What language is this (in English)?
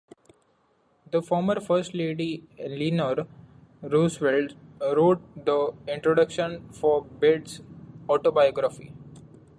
English